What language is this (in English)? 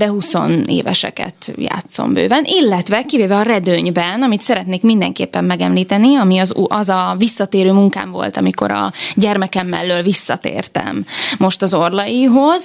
Hungarian